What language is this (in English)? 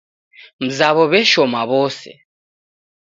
Taita